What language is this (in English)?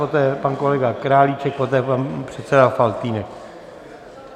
Czech